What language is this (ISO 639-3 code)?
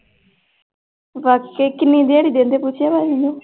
pan